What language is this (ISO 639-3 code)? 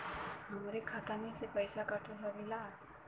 bho